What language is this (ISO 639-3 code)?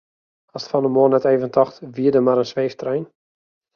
fry